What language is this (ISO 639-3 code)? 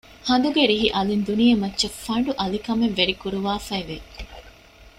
div